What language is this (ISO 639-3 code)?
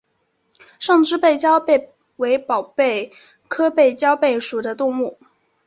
zho